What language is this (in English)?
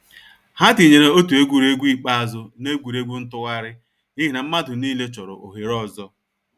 Igbo